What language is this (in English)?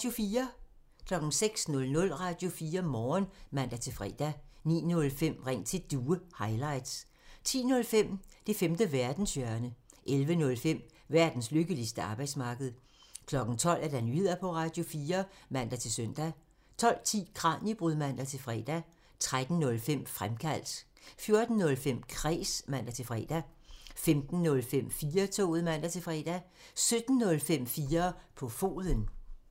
Danish